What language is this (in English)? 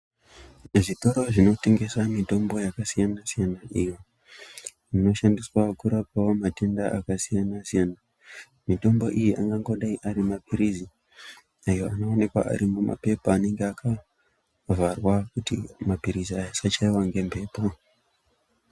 Ndau